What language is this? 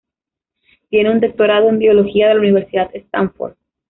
Spanish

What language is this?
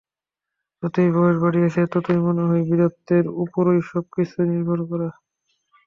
Bangla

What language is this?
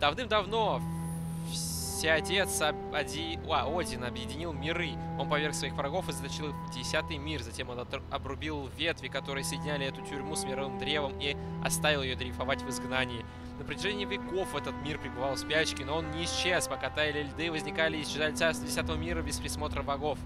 Russian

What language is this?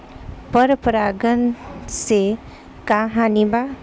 Bhojpuri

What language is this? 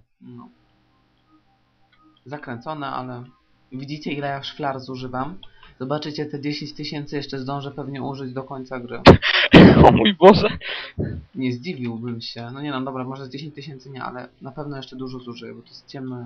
Polish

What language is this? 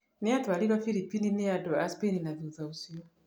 Kikuyu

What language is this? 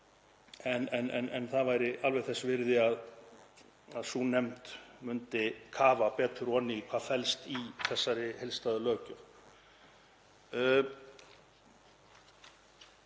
Icelandic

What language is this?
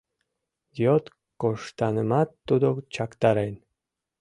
Mari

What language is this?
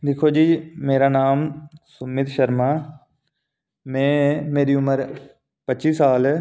Dogri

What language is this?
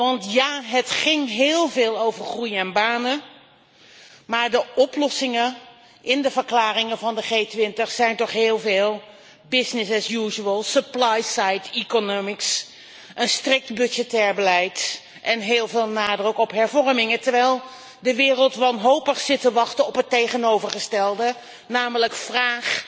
Dutch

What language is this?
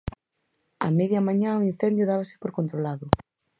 Galician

